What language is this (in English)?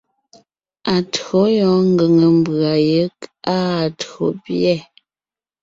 Ngiemboon